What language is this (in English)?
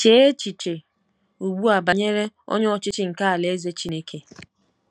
Igbo